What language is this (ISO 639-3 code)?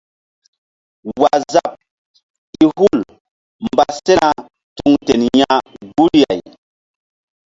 mdd